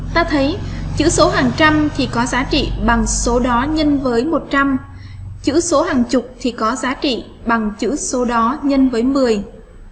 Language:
Vietnamese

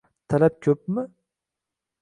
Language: Uzbek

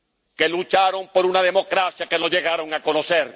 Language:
Spanish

